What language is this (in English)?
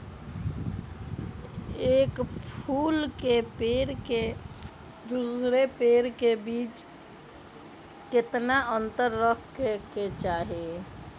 Magahi